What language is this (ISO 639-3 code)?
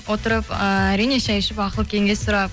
kaz